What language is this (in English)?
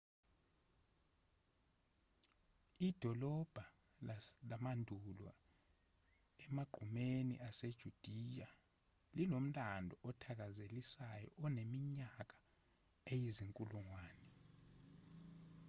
Zulu